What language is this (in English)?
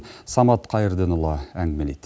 Kazakh